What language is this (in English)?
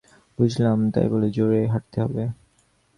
Bangla